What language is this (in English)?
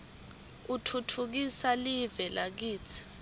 Swati